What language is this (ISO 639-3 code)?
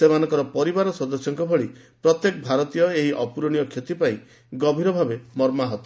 ori